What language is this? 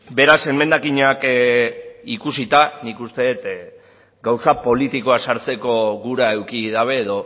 Basque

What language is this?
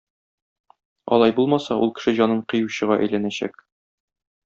Tatar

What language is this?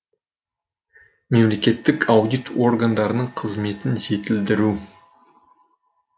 Kazakh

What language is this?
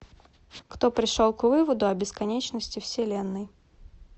Russian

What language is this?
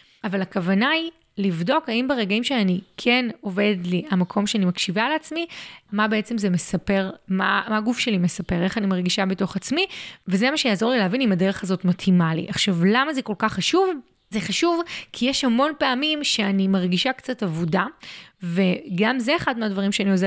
Hebrew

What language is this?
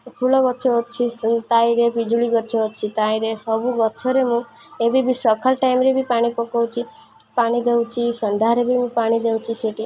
Odia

